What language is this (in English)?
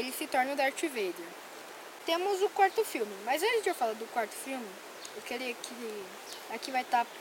Portuguese